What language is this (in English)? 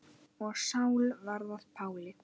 Icelandic